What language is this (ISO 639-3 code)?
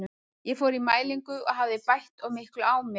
isl